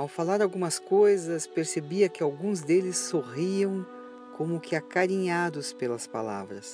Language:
Portuguese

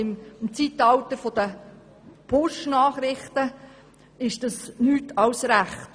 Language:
Swiss German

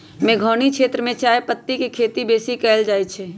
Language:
Magahi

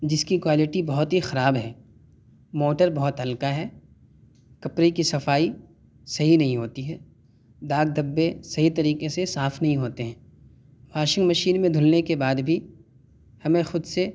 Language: Urdu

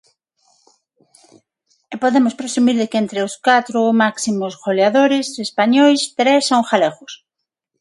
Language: Galician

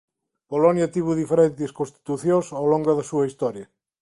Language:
Galician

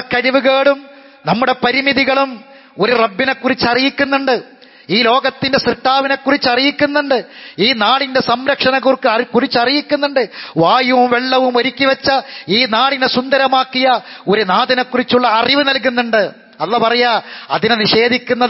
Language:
Arabic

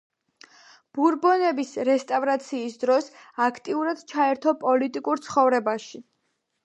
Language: Georgian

